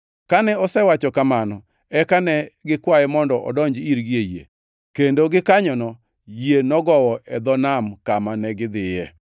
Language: Luo (Kenya and Tanzania)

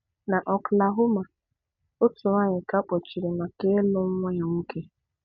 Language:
Igbo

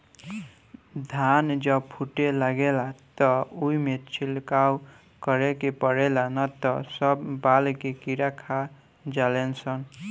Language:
Bhojpuri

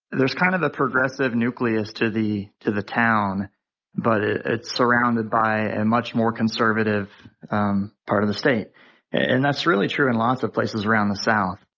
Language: English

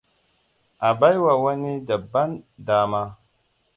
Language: Hausa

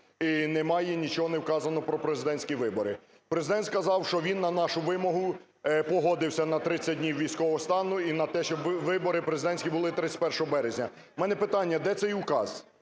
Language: Ukrainian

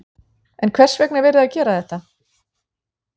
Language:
Icelandic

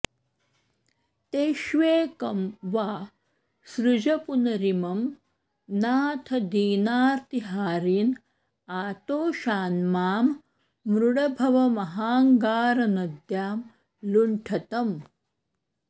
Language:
Sanskrit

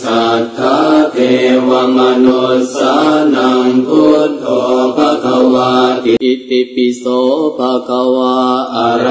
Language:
Indonesian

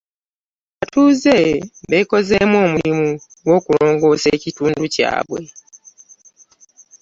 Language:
Ganda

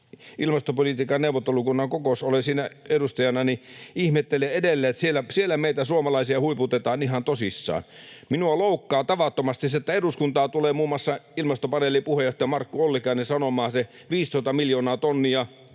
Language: Finnish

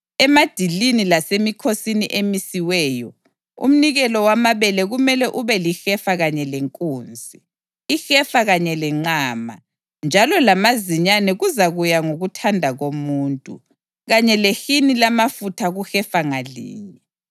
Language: North Ndebele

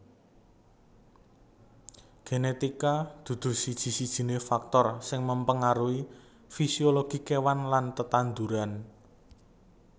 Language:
Javanese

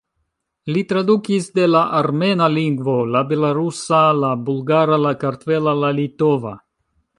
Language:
Esperanto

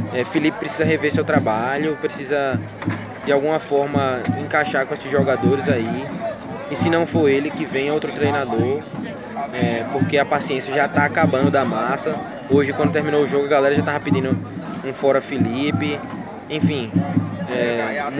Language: Portuguese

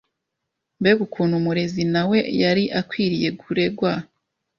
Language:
Kinyarwanda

